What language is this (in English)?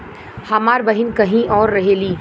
Bhojpuri